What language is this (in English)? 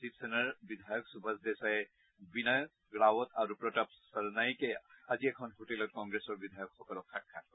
Assamese